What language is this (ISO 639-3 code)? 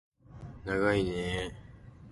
jpn